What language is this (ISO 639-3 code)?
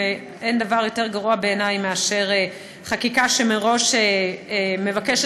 heb